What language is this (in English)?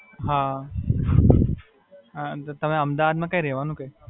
Gujarati